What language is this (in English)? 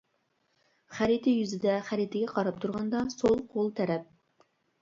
Uyghur